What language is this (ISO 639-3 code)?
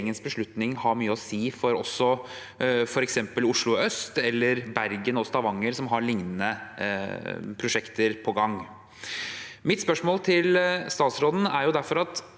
nor